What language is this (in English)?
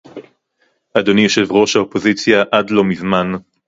Hebrew